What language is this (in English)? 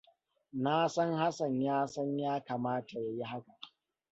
Hausa